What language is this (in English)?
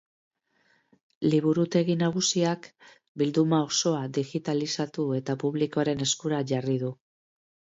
Basque